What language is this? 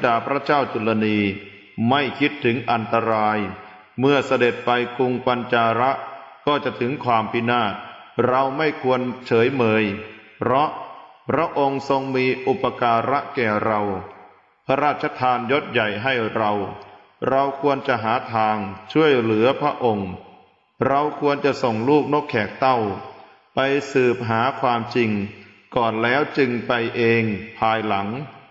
Thai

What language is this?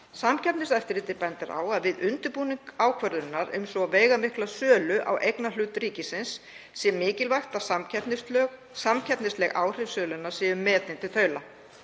Icelandic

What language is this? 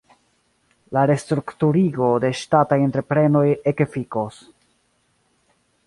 Esperanto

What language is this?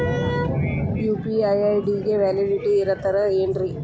Kannada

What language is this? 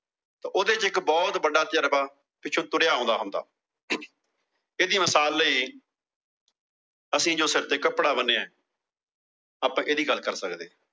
Punjabi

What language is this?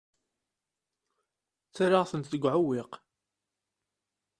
Kabyle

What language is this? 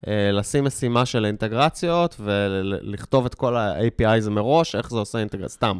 Hebrew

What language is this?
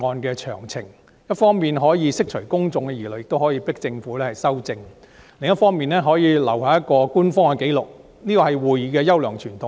Cantonese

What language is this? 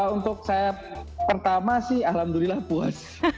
Indonesian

